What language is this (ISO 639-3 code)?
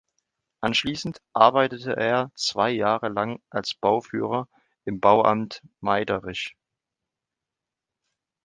deu